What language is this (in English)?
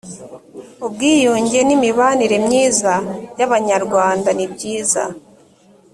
Kinyarwanda